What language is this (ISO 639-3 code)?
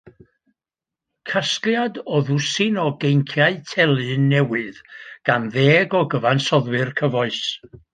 cym